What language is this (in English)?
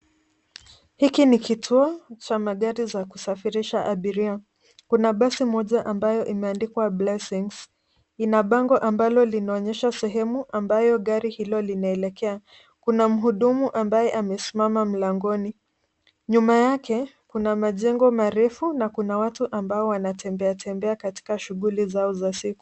Swahili